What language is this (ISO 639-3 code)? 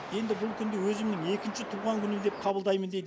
kaz